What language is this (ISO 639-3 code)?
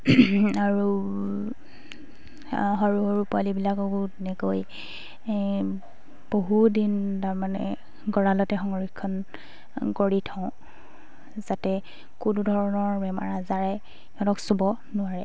asm